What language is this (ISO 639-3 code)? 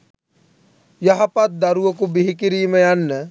sin